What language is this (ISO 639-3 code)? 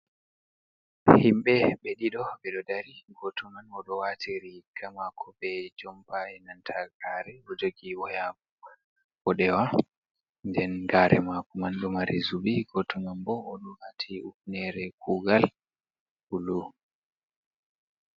ful